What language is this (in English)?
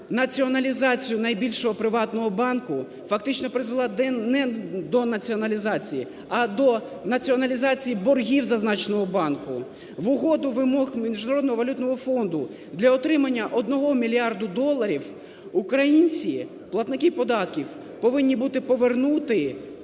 Ukrainian